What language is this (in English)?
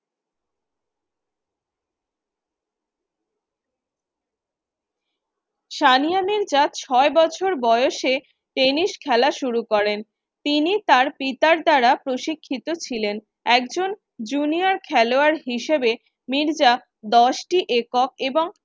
Bangla